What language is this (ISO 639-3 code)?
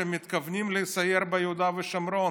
heb